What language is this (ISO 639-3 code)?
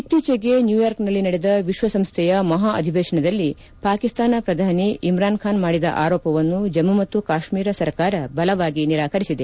kan